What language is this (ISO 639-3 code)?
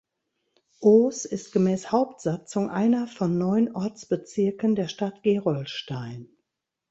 deu